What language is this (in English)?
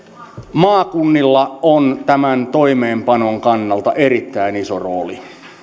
Finnish